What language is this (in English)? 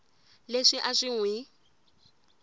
Tsonga